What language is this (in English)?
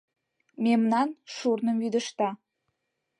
Mari